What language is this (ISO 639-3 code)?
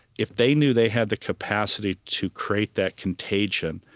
eng